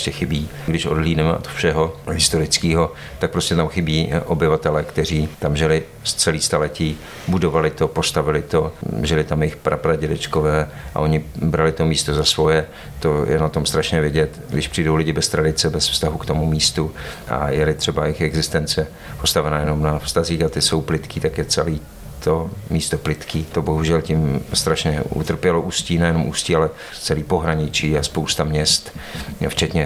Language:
Czech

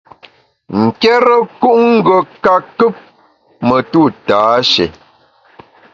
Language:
Bamun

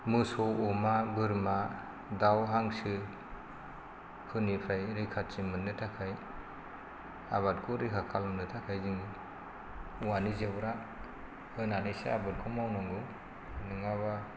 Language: Bodo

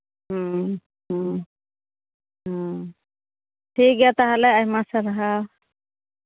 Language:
Santali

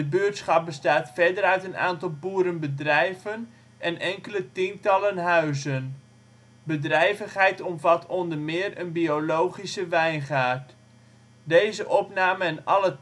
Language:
Dutch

